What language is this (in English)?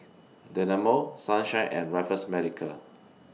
English